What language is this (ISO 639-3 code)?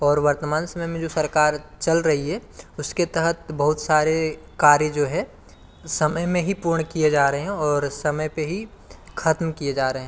hin